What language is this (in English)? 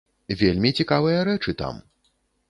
Belarusian